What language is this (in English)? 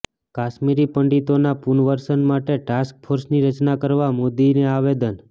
Gujarati